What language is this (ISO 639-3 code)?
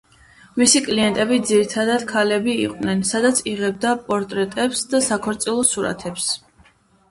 kat